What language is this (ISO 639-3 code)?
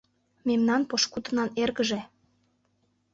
chm